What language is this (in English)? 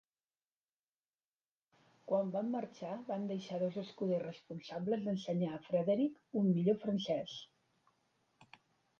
Catalan